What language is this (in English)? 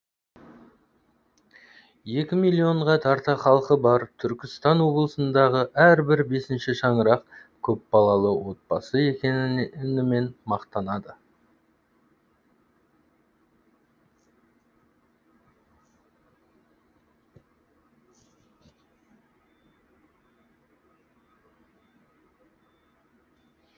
Kazakh